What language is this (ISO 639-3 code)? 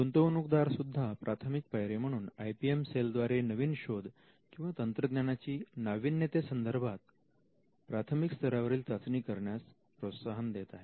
mar